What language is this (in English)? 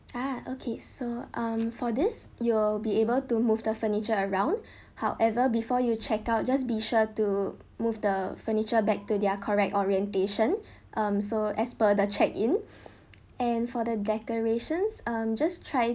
English